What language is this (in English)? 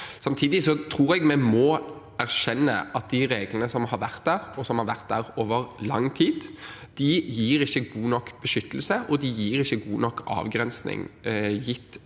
Norwegian